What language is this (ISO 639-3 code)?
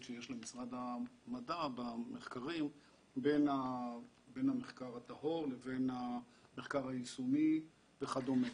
heb